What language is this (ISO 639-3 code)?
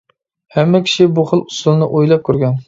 uig